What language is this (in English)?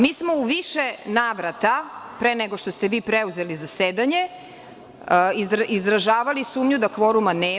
Serbian